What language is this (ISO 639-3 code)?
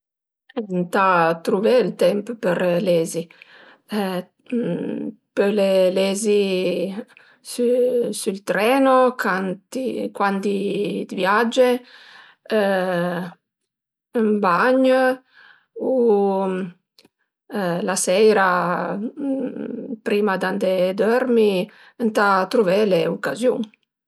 pms